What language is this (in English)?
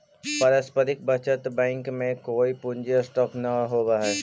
Magahi